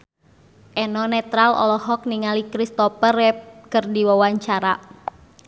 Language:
Sundanese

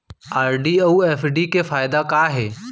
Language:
Chhattisgarhi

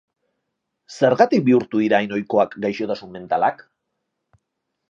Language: Basque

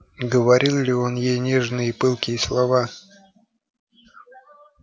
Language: Russian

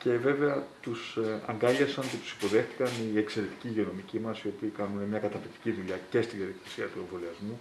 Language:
Greek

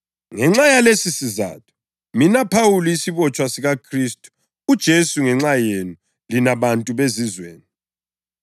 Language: North Ndebele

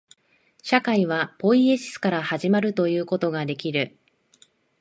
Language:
Japanese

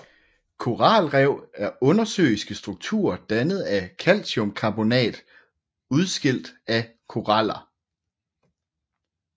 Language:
Danish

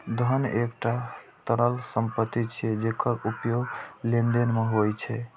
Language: Maithili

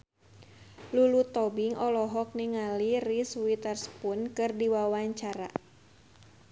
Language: Sundanese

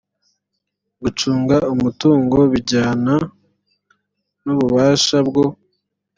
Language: Kinyarwanda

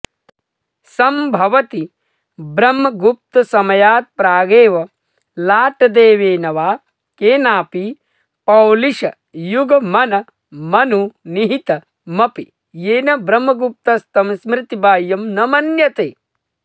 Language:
Sanskrit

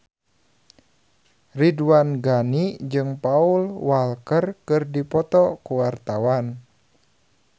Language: Sundanese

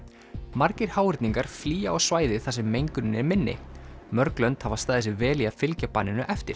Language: Icelandic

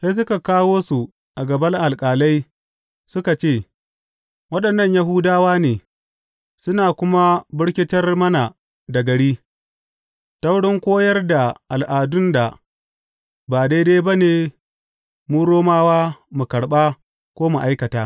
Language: Hausa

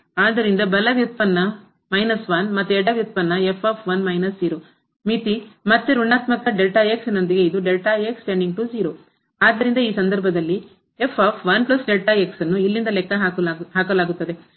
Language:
Kannada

